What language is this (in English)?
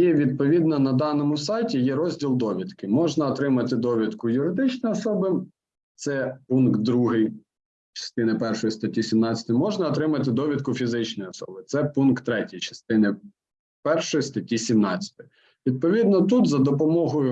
Ukrainian